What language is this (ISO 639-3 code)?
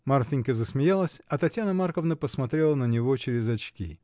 rus